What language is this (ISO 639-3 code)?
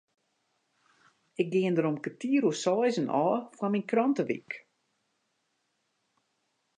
fry